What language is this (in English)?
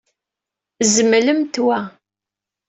Kabyle